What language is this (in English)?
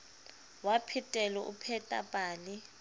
Southern Sotho